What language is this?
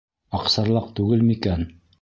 Bashkir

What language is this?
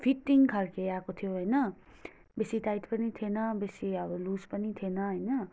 Nepali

